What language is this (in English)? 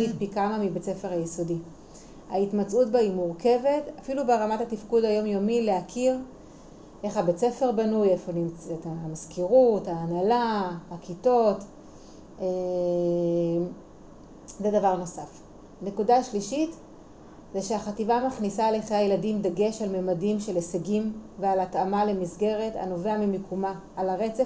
Hebrew